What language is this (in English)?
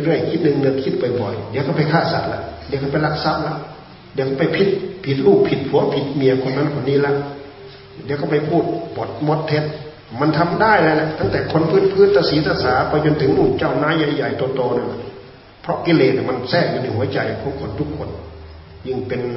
Thai